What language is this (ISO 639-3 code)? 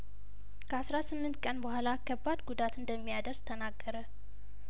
amh